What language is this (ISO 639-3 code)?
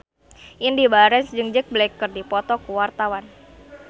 sun